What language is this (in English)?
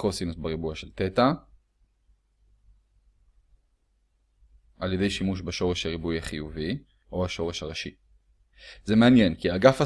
Hebrew